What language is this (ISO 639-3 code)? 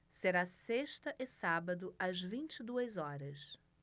por